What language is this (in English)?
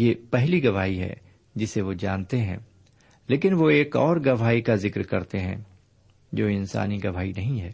Urdu